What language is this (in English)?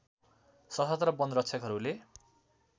Nepali